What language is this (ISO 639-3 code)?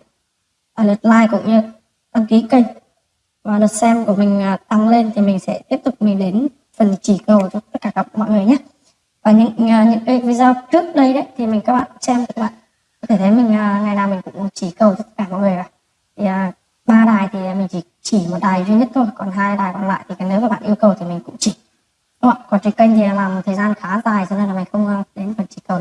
vie